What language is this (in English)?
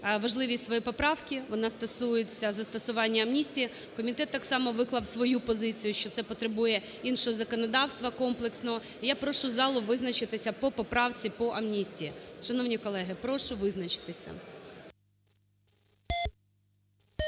Ukrainian